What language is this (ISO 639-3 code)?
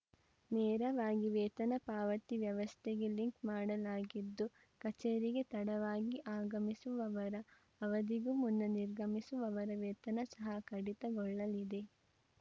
kan